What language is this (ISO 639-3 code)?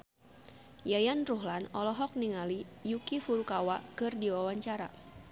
sun